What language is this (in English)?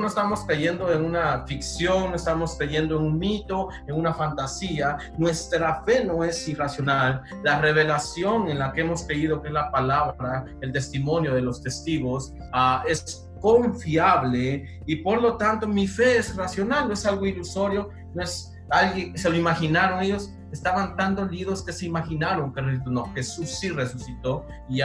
Spanish